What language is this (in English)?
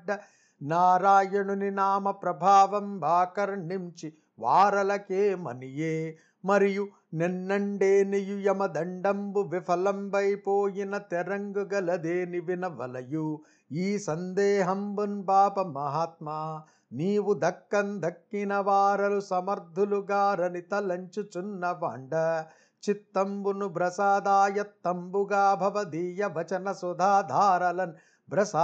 Telugu